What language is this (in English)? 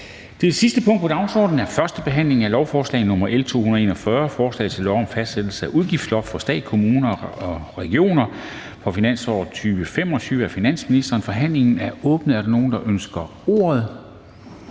Danish